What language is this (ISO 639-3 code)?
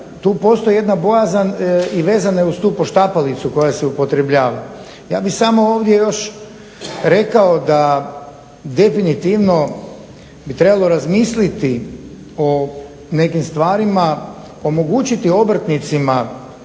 hrv